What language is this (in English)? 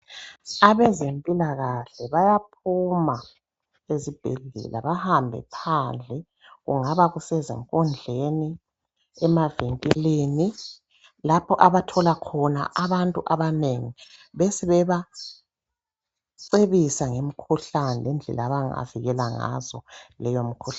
North Ndebele